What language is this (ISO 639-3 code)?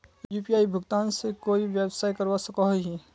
mag